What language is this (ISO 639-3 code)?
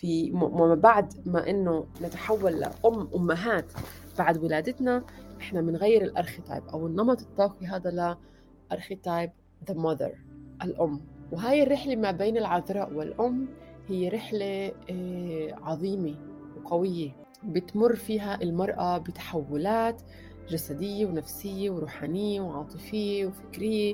ara